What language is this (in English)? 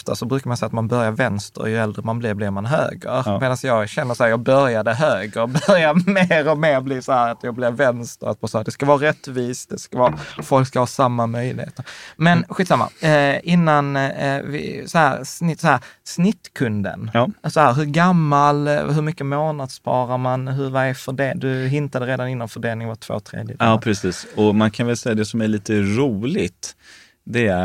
Swedish